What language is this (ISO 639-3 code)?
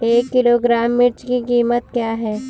hin